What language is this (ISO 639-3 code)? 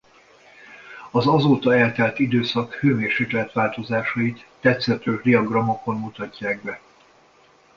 hun